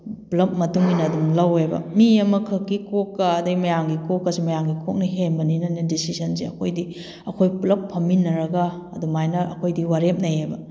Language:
Manipuri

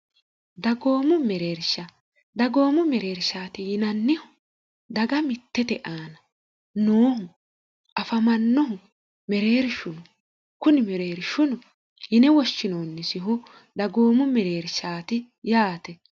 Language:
Sidamo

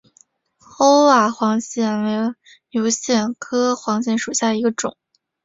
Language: Chinese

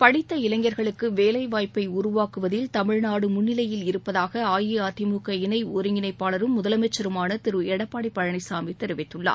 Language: Tamil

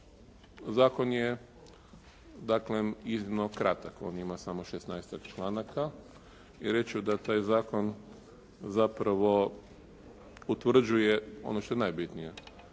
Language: Croatian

